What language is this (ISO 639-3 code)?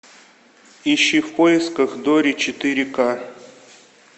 rus